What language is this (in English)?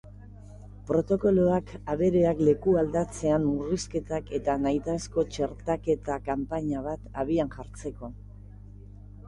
Basque